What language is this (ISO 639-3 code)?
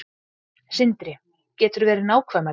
isl